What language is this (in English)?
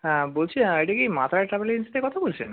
Bangla